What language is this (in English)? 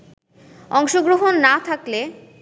Bangla